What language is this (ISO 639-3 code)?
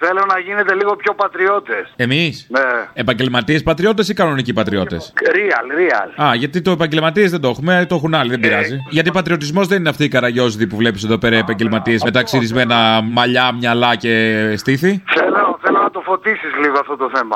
ell